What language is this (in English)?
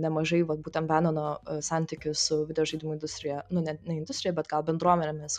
Lithuanian